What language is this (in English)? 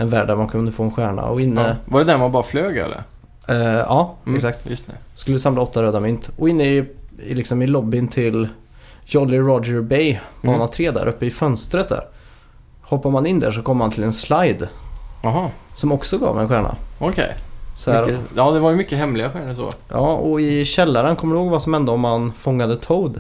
Swedish